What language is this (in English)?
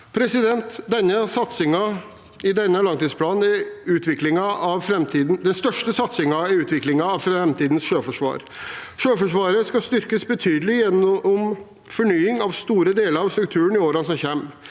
Norwegian